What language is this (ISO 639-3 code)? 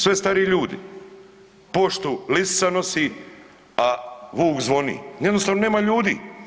hrv